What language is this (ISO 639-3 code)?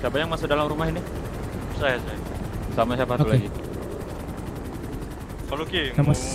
ind